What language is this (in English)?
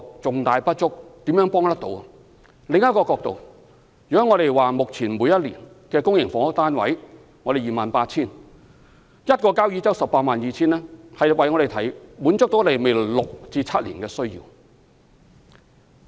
Cantonese